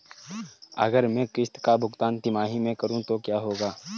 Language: Hindi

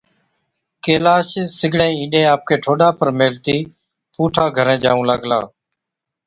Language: Od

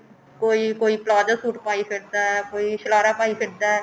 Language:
Punjabi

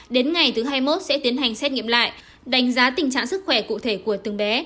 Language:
Vietnamese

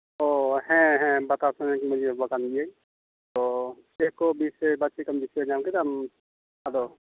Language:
Santali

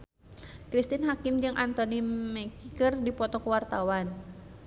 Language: Sundanese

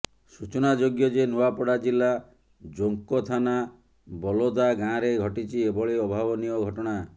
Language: Odia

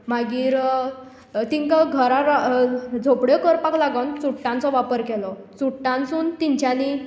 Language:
Konkani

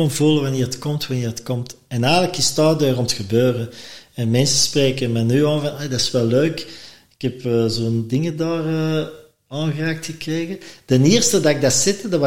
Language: Dutch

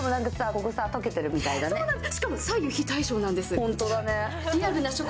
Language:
Japanese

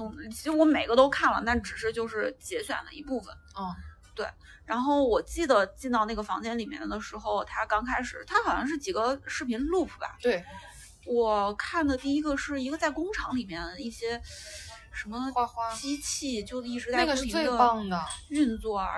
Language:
Chinese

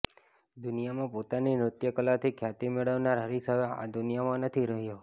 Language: Gujarati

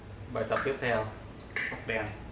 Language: Vietnamese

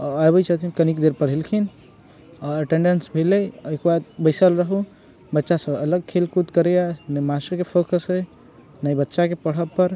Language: Maithili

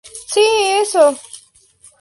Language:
Spanish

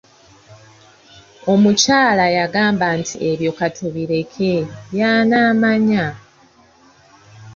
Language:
Ganda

